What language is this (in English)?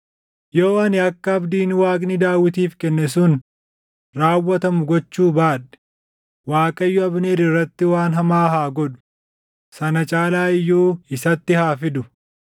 Oromo